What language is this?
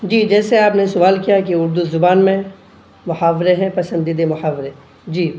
Urdu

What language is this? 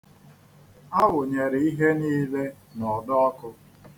Igbo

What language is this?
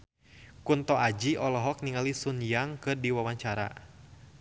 Sundanese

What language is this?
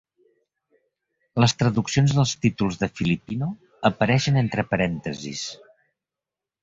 Catalan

